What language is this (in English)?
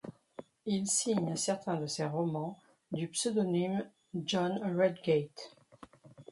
French